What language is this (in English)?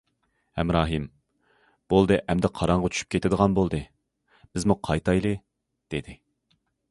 Uyghur